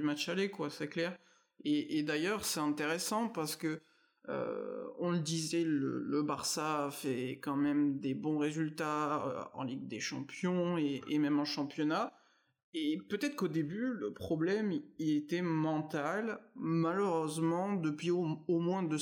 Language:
French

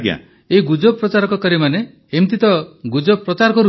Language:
Odia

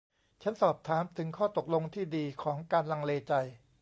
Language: Thai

